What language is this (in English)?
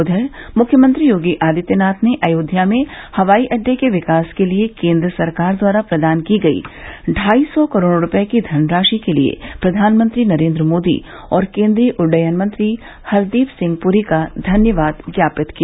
Hindi